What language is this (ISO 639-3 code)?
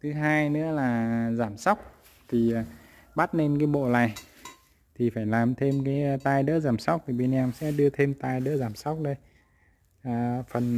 vie